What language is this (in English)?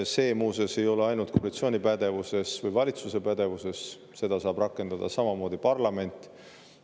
Estonian